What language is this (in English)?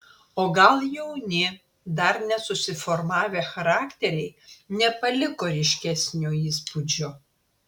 Lithuanian